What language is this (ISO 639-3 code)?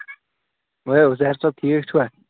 kas